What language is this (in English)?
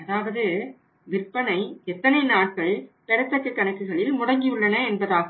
Tamil